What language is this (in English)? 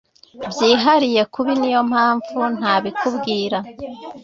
Kinyarwanda